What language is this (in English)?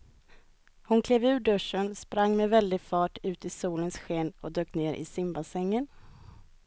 Swedish